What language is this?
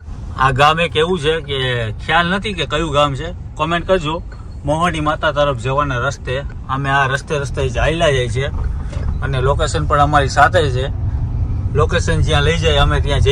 Gujarati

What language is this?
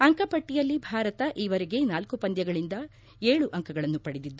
Kannada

